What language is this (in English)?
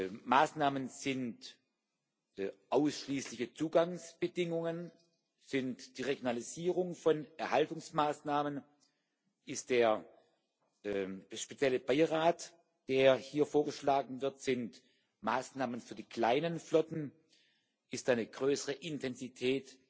German